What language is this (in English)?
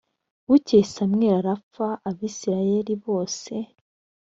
Kinyarwanda